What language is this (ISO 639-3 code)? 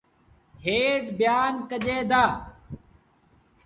sbn